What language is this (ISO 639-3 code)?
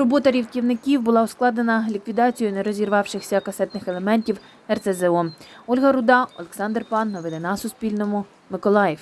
ukr